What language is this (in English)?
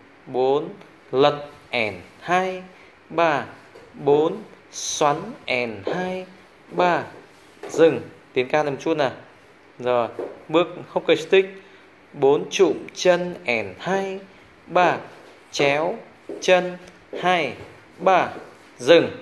Vietnamese